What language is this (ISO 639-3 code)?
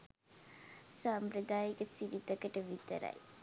sin